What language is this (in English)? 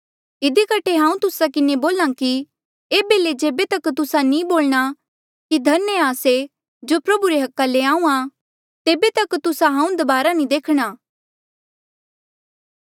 Mandeali